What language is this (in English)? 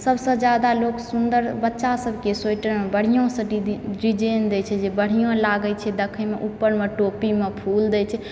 Maithili